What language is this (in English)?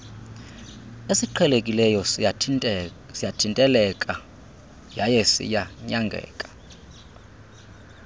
Xhosa